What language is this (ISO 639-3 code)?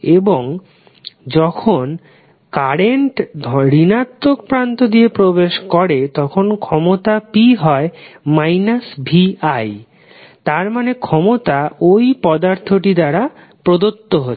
ben